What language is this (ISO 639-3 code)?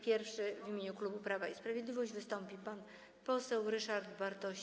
pol